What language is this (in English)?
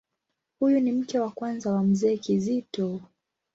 Swahili